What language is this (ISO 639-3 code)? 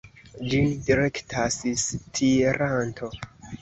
epo